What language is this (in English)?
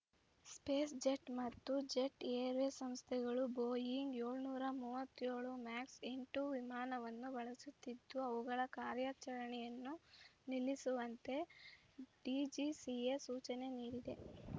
Kannada